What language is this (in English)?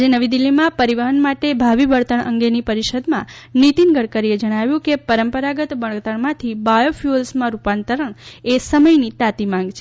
Gujarati